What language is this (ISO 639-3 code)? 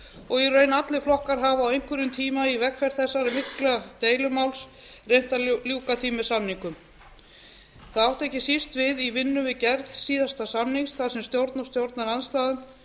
isl